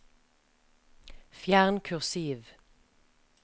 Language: Norwegian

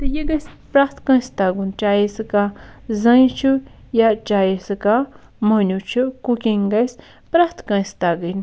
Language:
Kashmiri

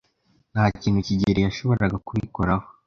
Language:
Kinyarwanda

